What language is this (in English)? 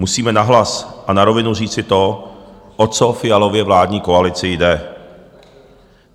Czech